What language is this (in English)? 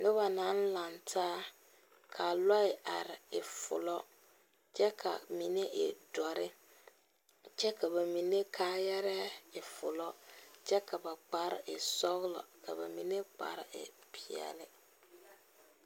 Southern Dagaare